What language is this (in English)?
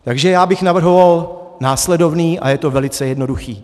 Czech